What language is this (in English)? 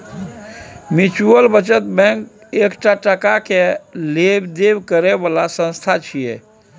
Maithili